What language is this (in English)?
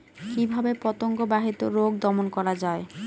Bangla